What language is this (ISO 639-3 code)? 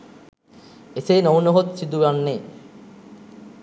sin